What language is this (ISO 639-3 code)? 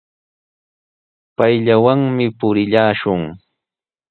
qws